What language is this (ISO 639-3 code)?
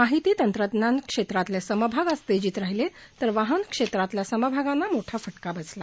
mar